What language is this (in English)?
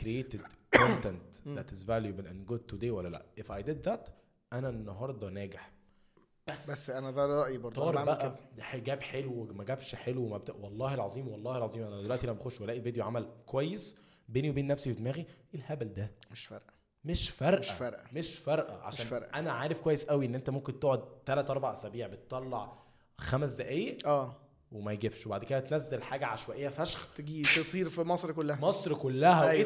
Arabic